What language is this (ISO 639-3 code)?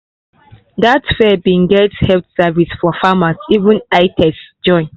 pcm